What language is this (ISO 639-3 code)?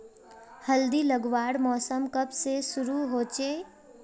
mag